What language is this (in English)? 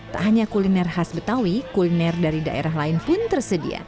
Indonesian